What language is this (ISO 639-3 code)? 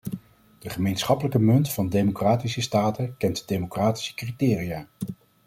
nld